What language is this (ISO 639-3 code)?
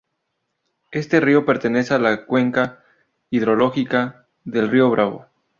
spa